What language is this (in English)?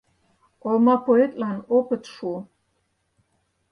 Mari